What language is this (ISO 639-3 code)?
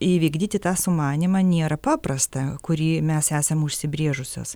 lit